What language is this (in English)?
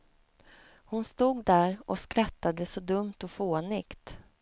Swedish